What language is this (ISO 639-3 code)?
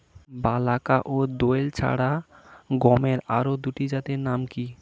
ben